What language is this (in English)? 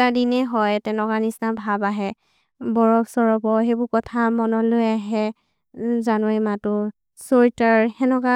Maria (India)